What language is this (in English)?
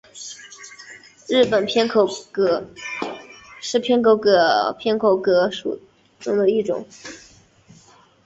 Chinese